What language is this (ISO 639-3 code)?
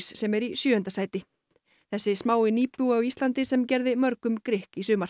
isl